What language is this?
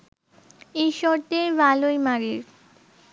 Bangla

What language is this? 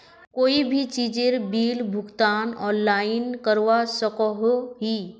Magahi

